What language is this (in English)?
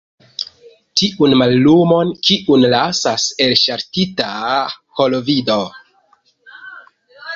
Esperanto